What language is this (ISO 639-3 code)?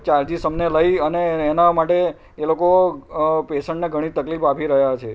guj